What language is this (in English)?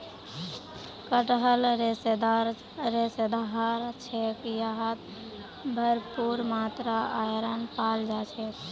Magahi